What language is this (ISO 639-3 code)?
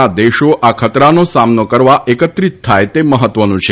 guj